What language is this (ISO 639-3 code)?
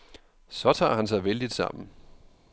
dan